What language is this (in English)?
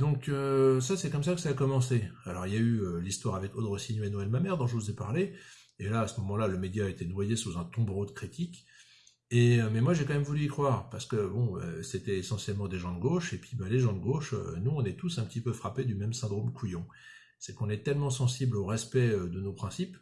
French